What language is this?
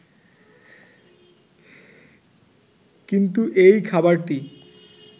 Bangla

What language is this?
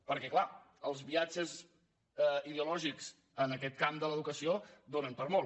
Catalan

